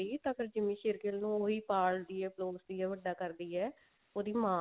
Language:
Punjabi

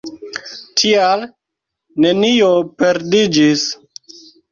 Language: Esperanto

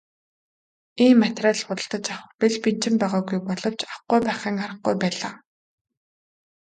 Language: Mongolian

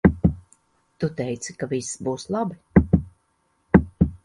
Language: Latvian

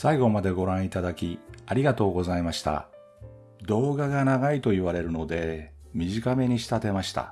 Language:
Japanese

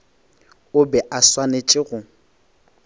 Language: Northern Sotho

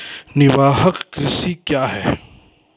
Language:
Maithili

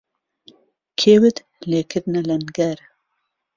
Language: Central Kurdish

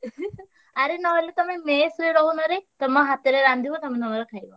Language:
Odia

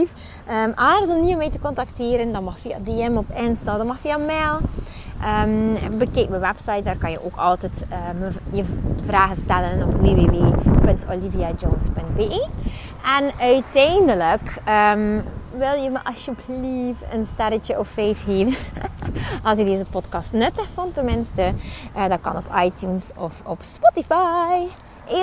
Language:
Dutch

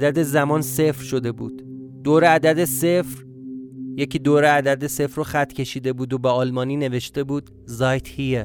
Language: Persian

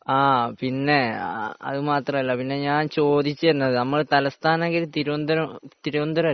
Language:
Malayalam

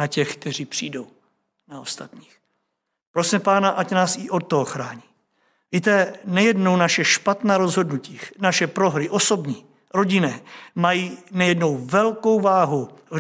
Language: Czech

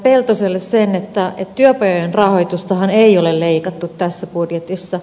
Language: Finnish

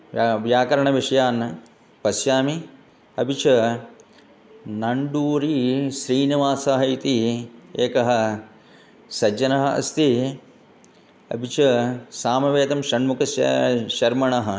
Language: Sanskrit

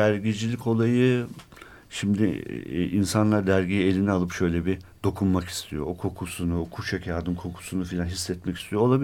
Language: Turkish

